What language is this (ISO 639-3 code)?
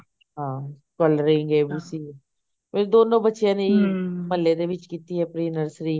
pan